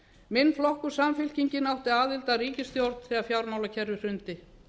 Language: Icelandic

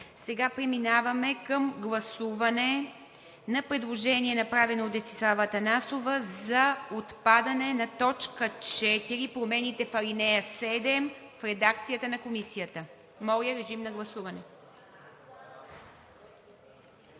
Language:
Bulgarian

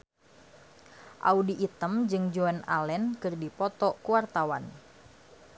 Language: Sundanese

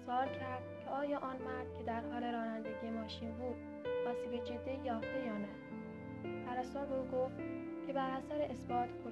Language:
Persian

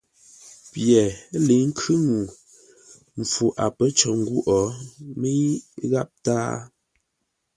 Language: Ngombale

